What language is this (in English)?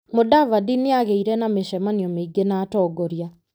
Kikuyu